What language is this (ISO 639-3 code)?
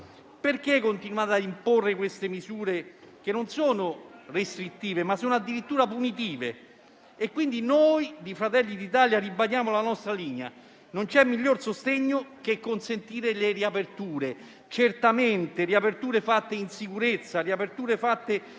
ita